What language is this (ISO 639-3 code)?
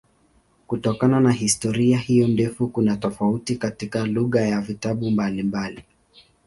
swa